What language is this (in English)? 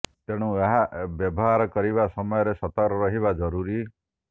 Odia